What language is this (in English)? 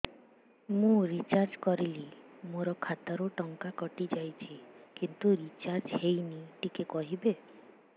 Odia